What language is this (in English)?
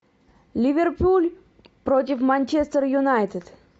Russian